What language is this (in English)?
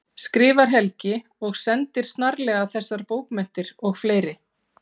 Icelandic